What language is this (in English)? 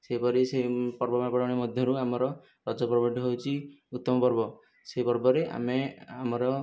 Odia